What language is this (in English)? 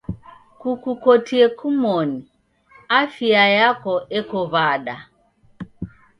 Taita